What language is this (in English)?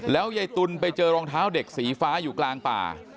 Thai